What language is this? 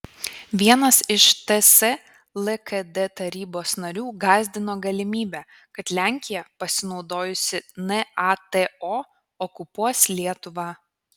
Lithuanian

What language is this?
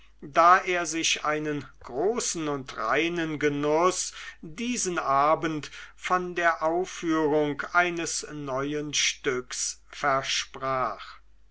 German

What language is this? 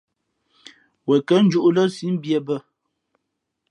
Fe'fe'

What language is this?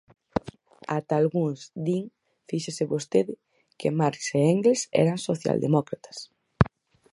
Galician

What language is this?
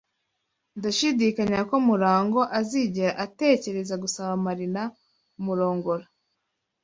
Kinyarwanda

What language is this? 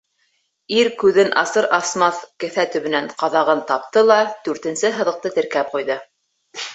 Bashkir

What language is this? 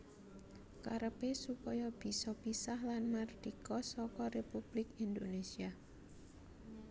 Javanese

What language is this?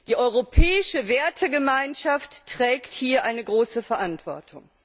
German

